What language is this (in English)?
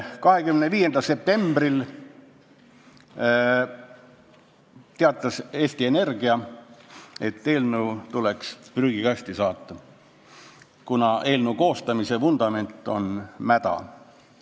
Estonian